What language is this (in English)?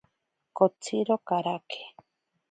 Ashéninka Perené